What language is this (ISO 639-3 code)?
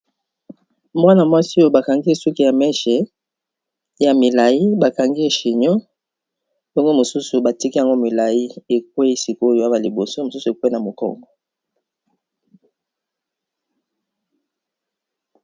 lin